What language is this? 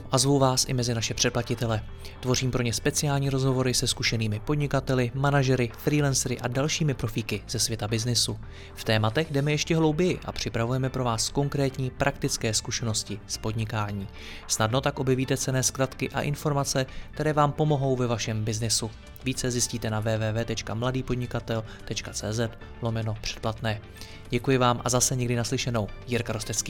Czech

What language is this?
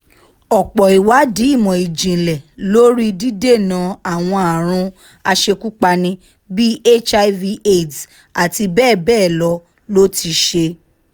Yoruba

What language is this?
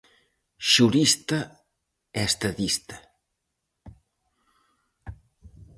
Galician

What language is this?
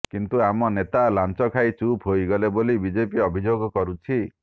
Odia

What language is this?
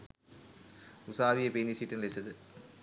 Sinhala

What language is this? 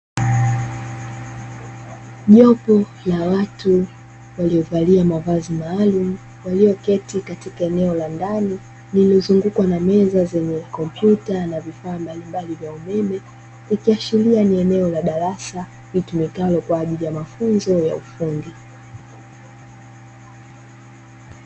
Swahili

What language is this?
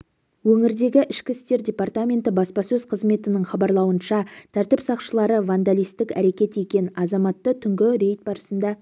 Kazakh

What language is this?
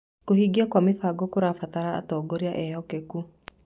Kikuyu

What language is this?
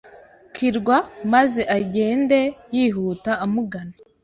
Kinyarwanda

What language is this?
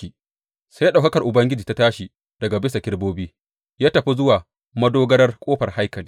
Hausa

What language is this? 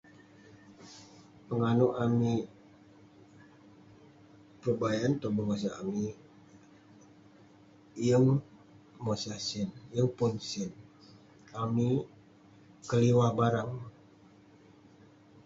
Western Penan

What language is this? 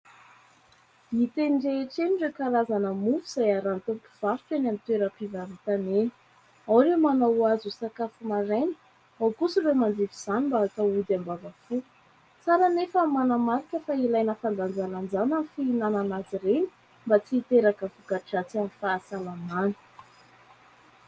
Malagasy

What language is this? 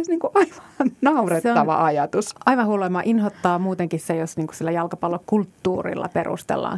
Finnish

